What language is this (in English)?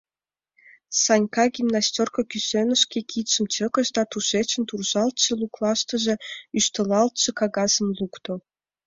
Mari